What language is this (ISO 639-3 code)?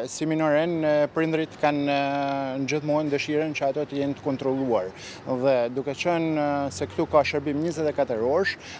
ron